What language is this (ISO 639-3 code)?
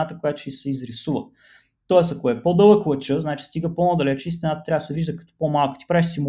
bul